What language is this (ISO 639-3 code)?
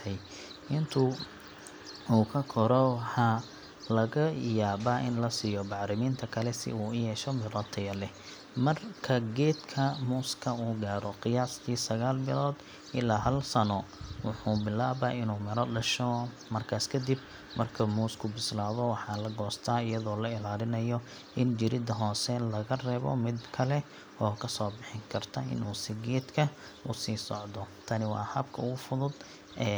som